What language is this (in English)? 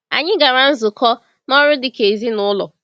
Igbo